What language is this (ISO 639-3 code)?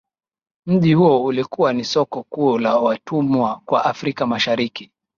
swa